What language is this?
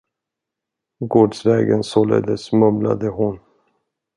Swedish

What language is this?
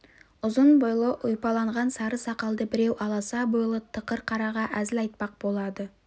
Kazakh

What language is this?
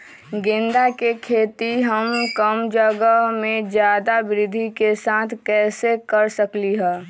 Magahi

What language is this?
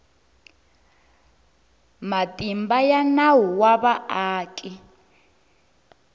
Tsonga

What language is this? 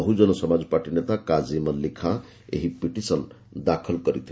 Odia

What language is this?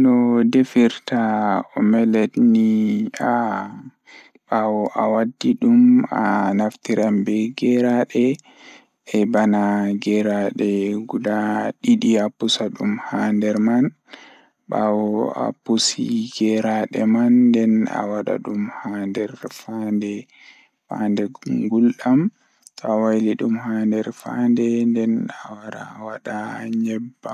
Fula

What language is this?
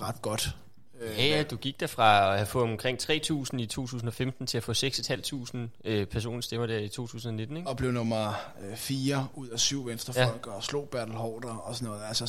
Danish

